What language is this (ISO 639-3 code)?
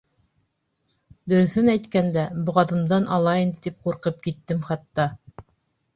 bak